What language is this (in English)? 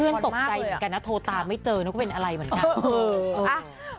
Thai